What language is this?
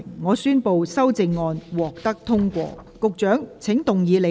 Cantonese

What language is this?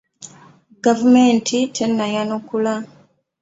Ganda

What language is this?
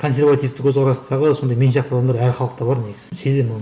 Kazakh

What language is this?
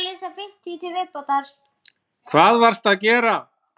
Icelandic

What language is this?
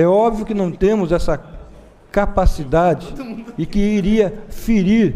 Portuguese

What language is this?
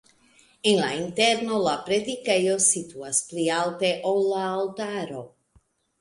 Esperanto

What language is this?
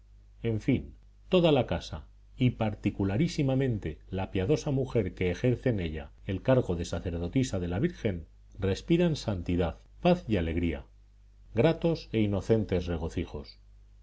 Spanish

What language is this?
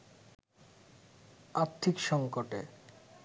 Bangla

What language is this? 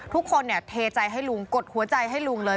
Thai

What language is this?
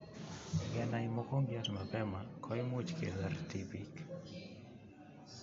Kalenjin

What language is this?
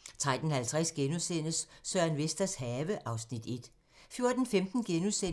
Danish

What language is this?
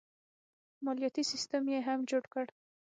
Pashto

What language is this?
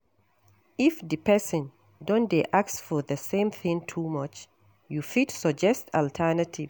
Nigerian Pidgin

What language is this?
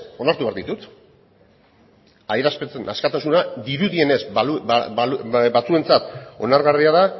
Basque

